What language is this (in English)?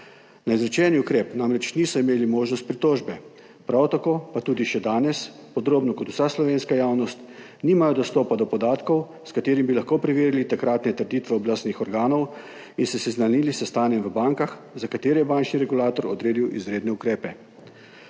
Slovenian